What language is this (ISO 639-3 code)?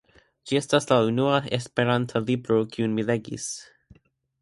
epo